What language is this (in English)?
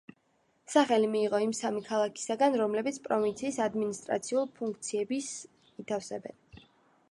Georgian